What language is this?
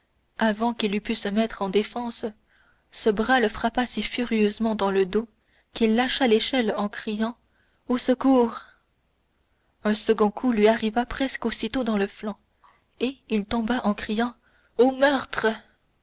French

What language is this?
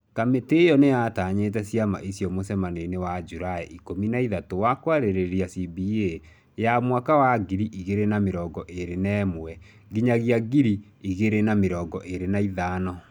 Kikuyu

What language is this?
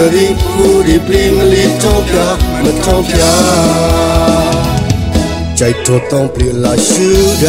Vietnamese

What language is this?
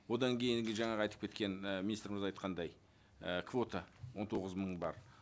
Kazakh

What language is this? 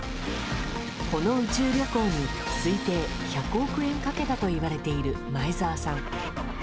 Japanese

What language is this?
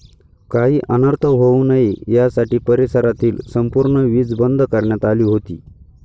Marathi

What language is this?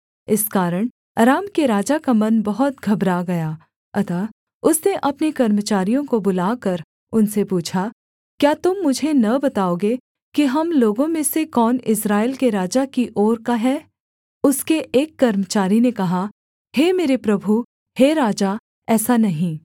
Hindi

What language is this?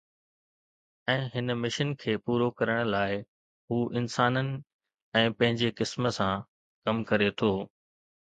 Sindhi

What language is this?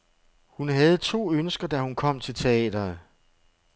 Danish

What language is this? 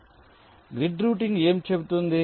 Telugu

